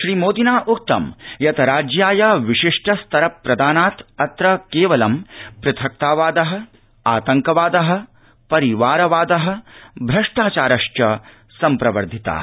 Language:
Sanskrit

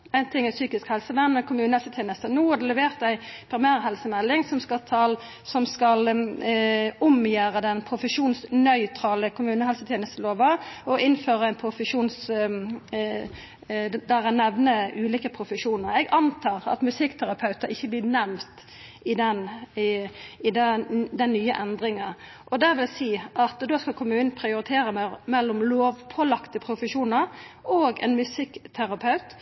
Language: Norwegian Nynorsk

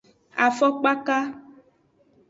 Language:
Aja (Benin)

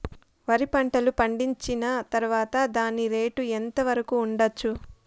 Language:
Telugu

